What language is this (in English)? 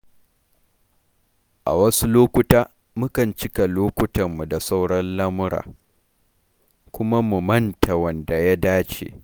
Hausa